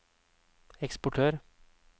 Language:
Norwegian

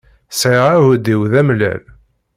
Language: Kabyle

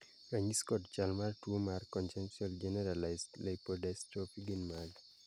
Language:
Luo (Kenya and Tanzania)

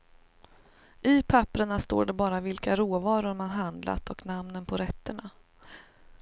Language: Swedish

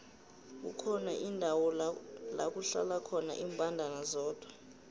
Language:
South Ndebele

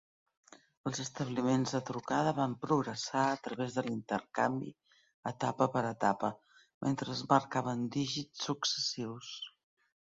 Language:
Catalan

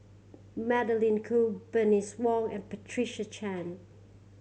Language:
English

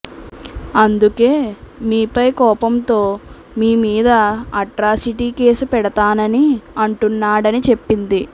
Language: Telugu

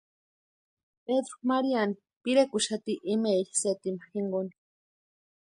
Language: Western Highland Purepecha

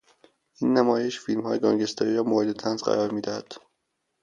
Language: Persian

